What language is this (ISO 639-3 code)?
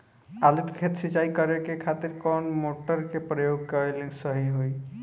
bho